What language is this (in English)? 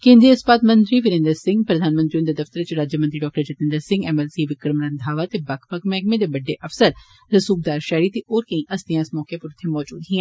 Dogri